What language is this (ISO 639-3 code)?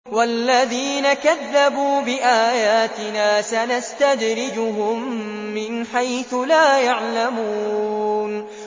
ara